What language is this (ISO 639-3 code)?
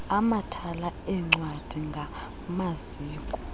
xho